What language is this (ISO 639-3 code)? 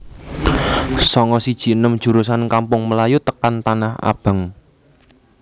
jav